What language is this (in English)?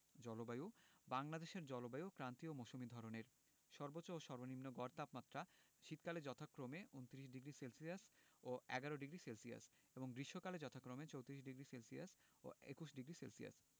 Bangla